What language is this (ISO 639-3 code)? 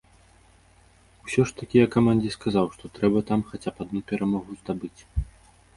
bel